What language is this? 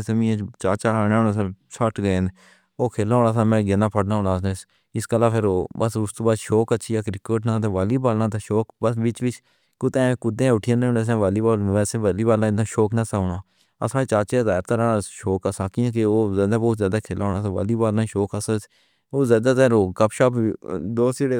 Pahari-Potwari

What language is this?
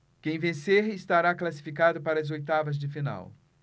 Portuguese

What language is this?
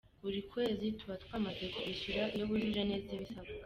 Kinyarwanda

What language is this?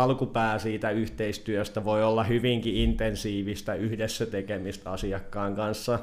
Finnish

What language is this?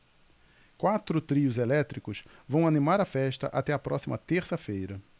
Portuguese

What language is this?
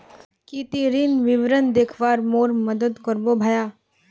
Magahi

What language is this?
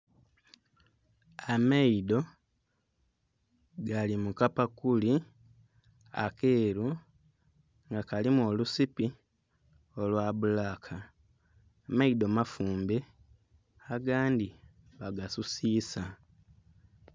Soga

